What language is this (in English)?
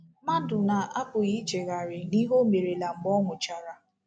Igbo